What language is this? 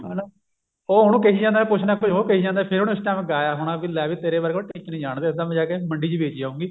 Punjabi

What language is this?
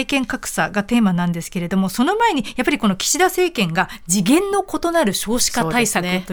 Japanese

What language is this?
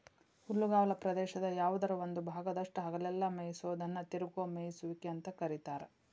Kannada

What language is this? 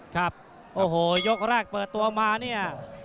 Thai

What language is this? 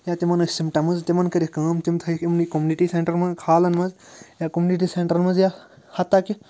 Kashmiri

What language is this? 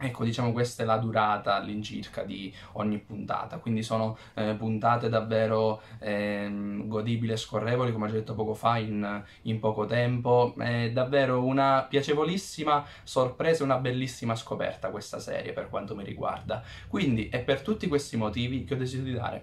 Italian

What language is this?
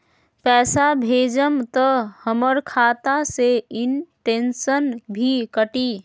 Magahi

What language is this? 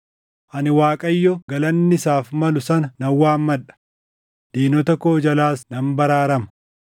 Oromo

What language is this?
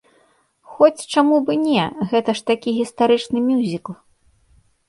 Belarusian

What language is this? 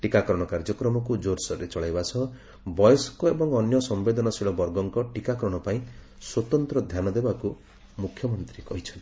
Odia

